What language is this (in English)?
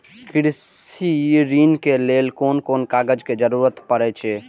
Maithili